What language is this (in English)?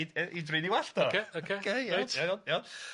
Welsh